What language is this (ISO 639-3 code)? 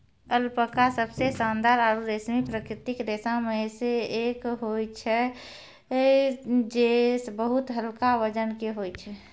mai